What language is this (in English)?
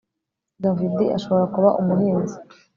Kinyarwanda